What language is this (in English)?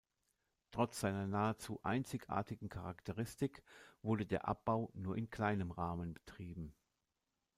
German